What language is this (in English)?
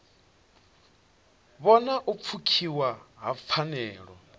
Venda